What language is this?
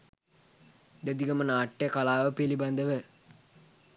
Sinhala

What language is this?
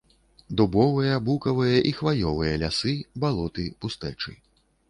Belarusian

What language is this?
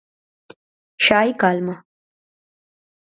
Galician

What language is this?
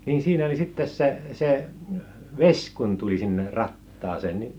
Finnish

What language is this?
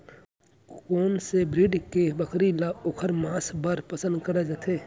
Chhattisgarhi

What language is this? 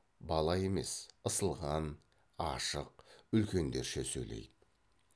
Kazakh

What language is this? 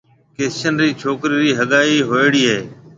Marwari (Pakistan)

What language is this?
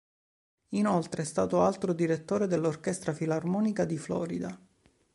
Italian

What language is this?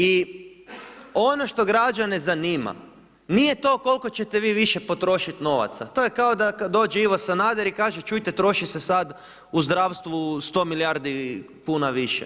Croatian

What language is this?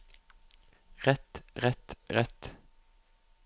Norwegian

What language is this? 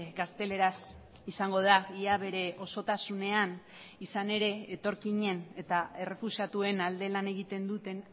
Basque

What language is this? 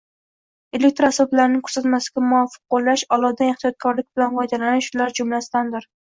Uzbek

